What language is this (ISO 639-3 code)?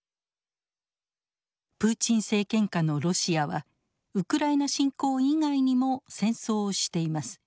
jpn